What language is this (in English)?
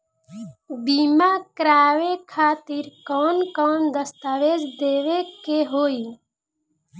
Bhojpuri